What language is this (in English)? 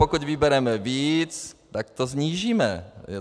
Czech